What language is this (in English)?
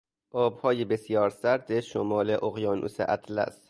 Persian